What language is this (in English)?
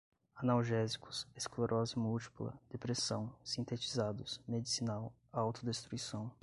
Portuguese